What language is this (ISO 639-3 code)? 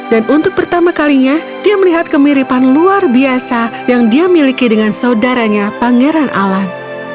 ind